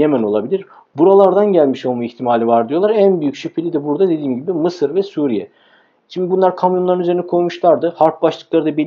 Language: Turkish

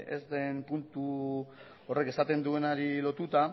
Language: Basque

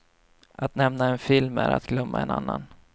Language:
Swedish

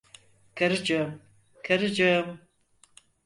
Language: Turkish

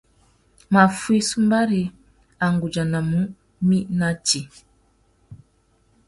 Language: Tuki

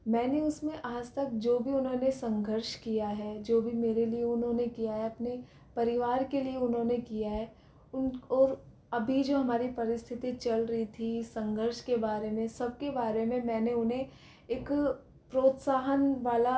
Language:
Hindi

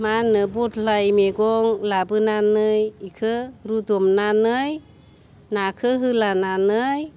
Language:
Bodo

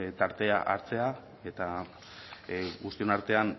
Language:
Basque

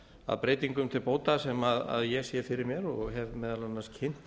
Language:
Icelandic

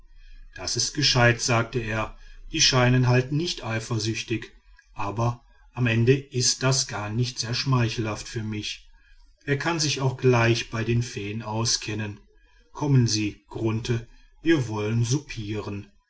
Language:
German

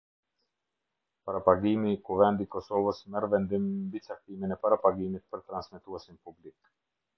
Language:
Albanian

